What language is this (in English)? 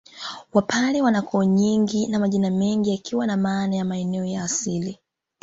Swahili